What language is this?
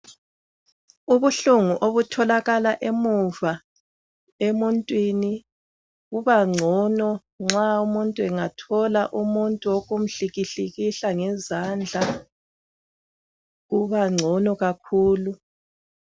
North Ndebele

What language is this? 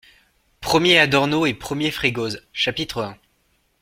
French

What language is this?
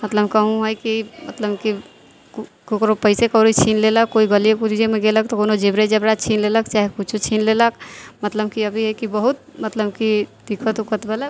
Maithili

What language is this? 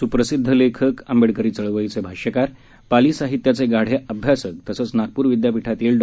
Marathi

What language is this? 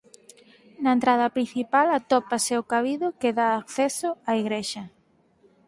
Galician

